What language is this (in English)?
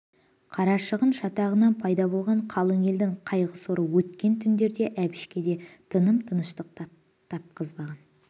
Kazakh